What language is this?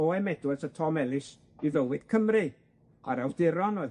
Welsh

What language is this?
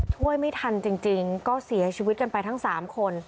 Thai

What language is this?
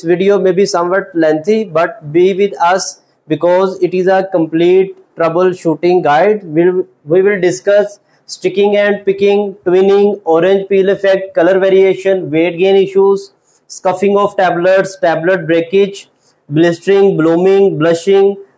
English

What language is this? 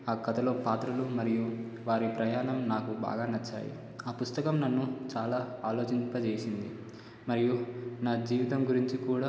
Telugu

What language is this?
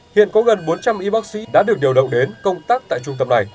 Vietnamese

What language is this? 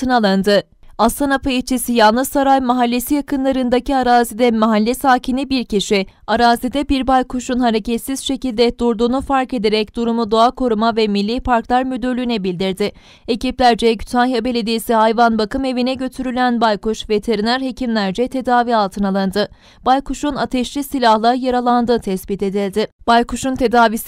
Turkish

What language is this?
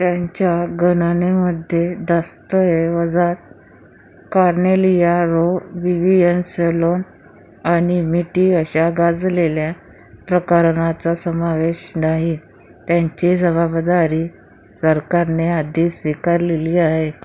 Marathi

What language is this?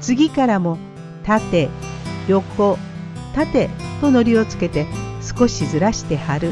Japanese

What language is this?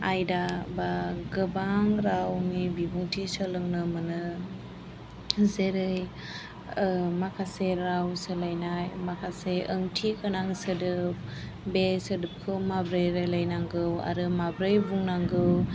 Bodo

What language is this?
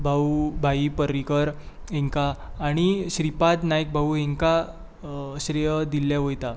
Konkani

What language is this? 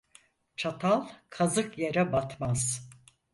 Turkish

